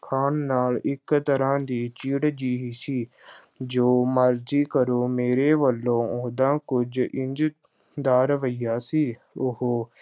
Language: Punjabi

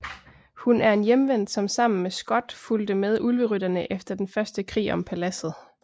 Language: Danish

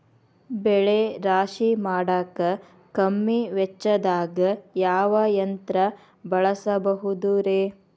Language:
Kannada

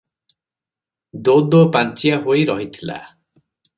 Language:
Odia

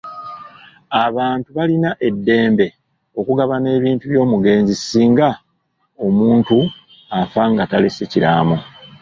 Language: Ganda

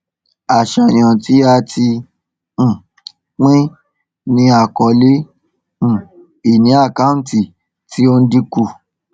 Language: Yoruba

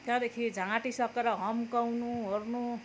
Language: Nepali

